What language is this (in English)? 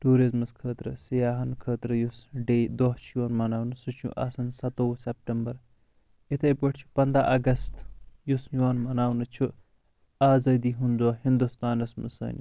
Kashmiri